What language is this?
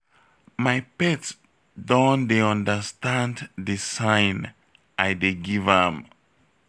Nigerian Pidgin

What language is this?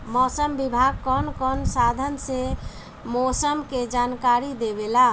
Bhojpuri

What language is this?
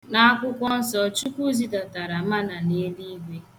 Igbo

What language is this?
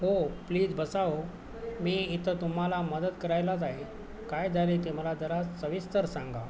Marathi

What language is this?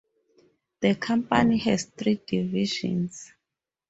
English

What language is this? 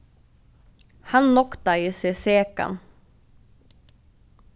Faroese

